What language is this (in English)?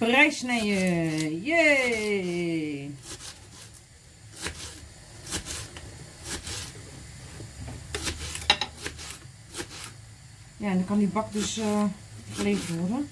Dutch